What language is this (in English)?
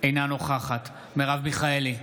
Hebrew